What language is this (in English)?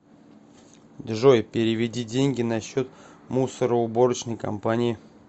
Russian